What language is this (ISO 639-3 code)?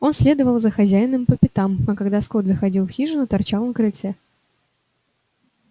rus